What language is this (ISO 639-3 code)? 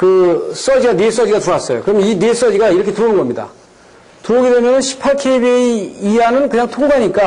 kor